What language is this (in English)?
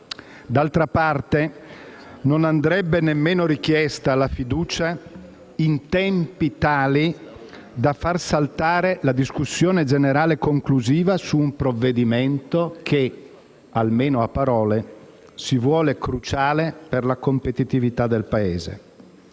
Italian